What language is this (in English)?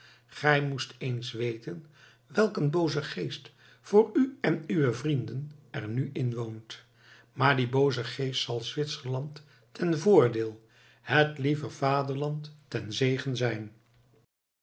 Dutch